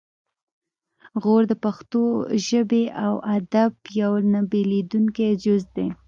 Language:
Pashto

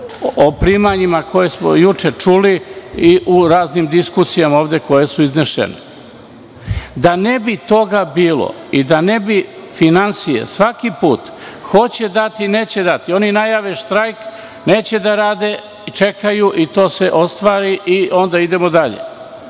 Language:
Serbian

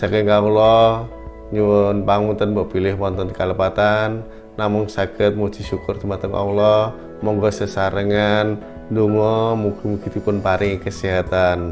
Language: Indonesian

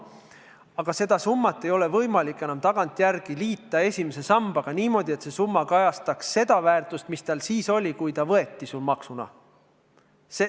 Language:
Estonian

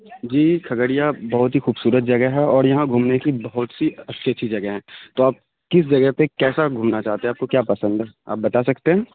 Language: Urdu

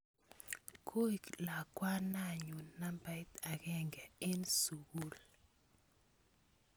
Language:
Kalenjin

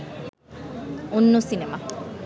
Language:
Bangla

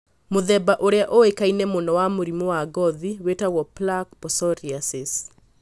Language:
Kikuyu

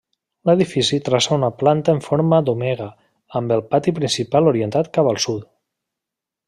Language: Catalan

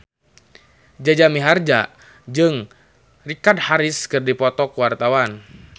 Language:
Sundanese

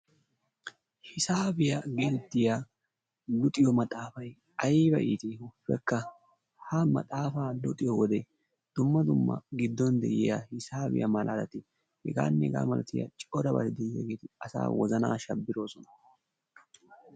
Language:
Wolaytta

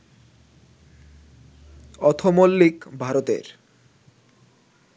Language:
Bangla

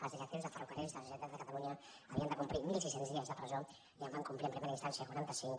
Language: Catalan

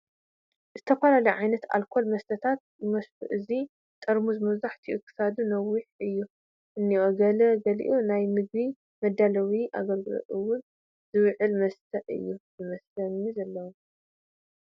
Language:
Tigrinya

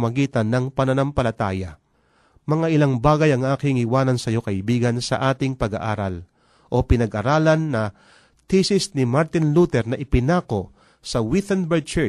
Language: Filipino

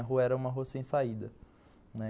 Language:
Portuguese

